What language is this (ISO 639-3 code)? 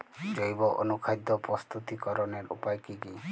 ben